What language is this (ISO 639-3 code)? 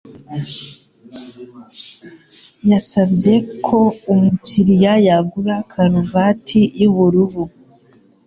kin